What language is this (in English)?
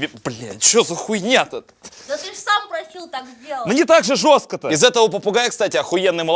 Russian